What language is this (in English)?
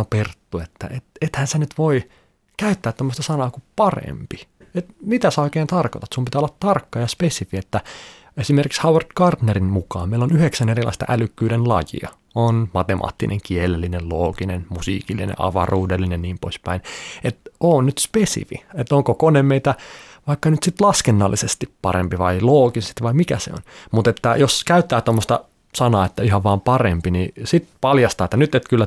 Finnish